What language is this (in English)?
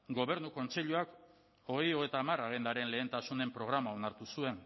Basque